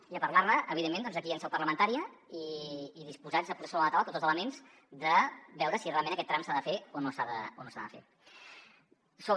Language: Catalan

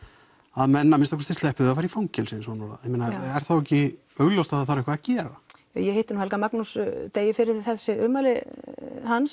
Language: Icelandic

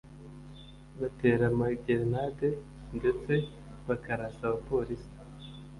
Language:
Kinyarwanda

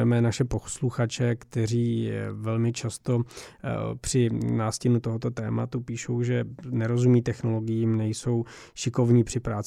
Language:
Czech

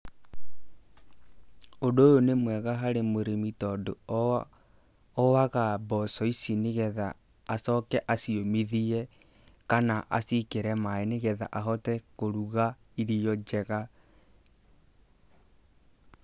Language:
Kikuyu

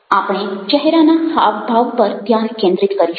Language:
Gujarati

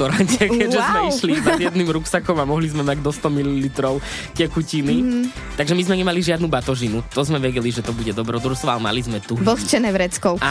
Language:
Slovak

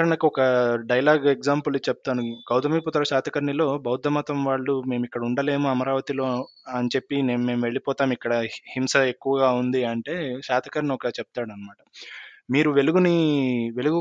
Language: Telugu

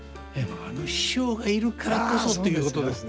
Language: Japanese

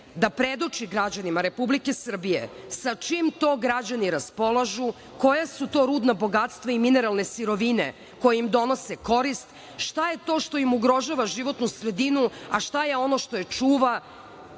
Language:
Serbian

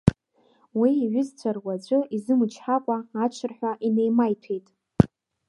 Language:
Abkhazian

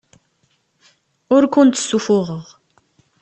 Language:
Kabyle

